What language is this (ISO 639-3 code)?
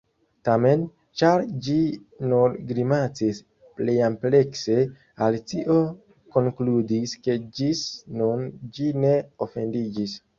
epo